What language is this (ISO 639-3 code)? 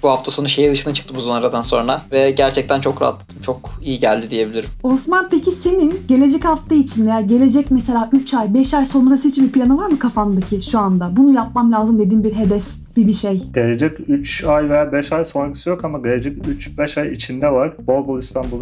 tur